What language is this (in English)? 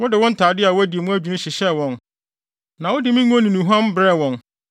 Akan